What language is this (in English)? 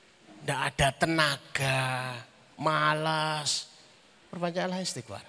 Indonesian